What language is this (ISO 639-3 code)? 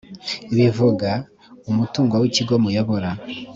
kin